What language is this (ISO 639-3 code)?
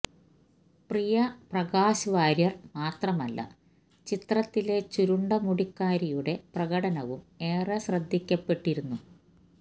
mal